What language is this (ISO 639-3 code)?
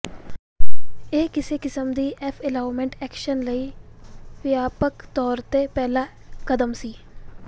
pan